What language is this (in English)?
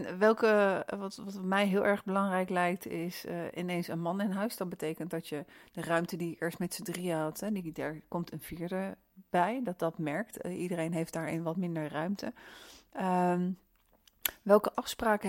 Dutch